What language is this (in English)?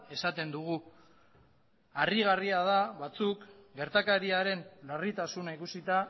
Basque